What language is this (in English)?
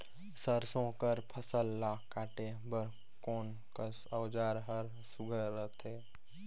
Chhattisgarhi